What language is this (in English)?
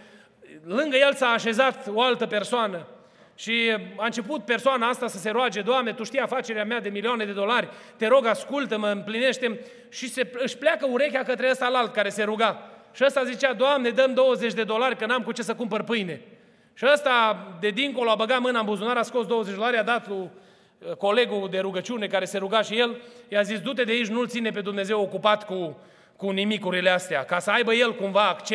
Romanian